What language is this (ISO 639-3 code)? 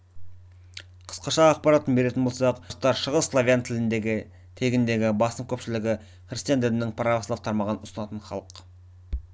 kaz